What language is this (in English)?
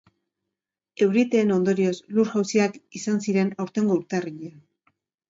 Basque